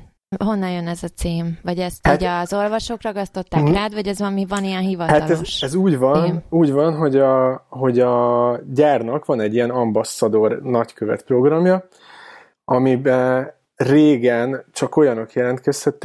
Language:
Hungarian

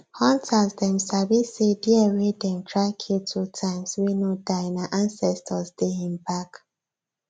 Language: Nigerian Pidgin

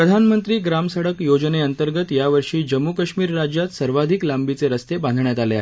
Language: Marathi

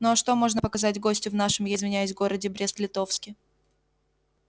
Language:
Russian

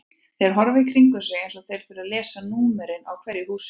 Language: Icelandic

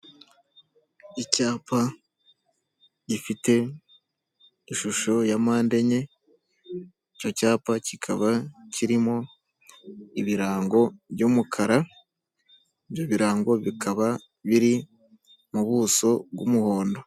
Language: Kinyarwanda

